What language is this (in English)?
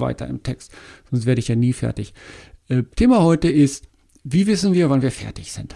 German